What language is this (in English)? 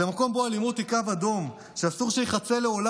Hebrew